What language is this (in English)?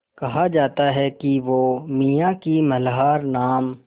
Hindi